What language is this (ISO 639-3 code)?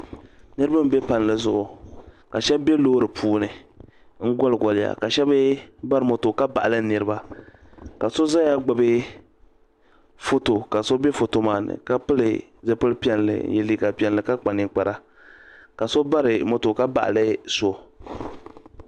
dag